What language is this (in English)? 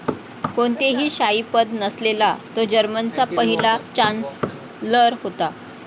Marathi